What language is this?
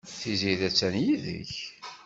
Kabyle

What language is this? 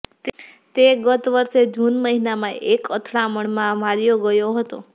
Gujarati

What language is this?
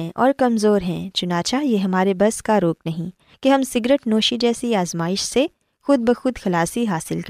Urdu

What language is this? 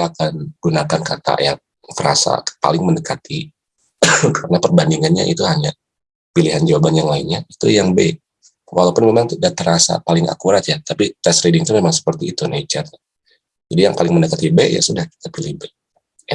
Indonesian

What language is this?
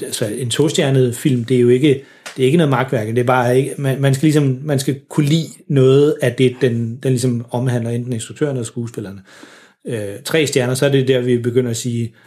Danish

